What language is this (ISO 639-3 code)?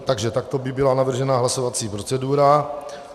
ces